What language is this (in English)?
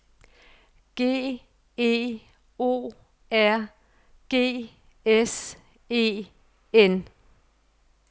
Danish